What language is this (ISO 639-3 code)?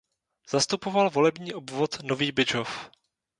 ces